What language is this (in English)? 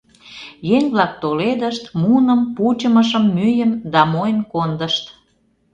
Mari